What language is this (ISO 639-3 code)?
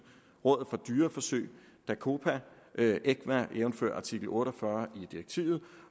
dan